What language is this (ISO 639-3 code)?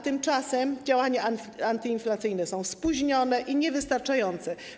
pol